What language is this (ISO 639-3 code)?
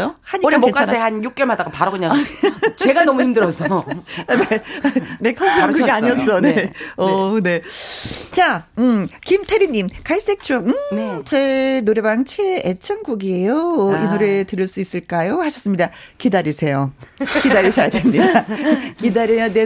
kor